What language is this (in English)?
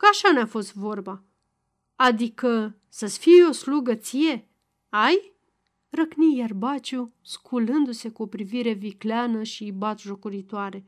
Romanian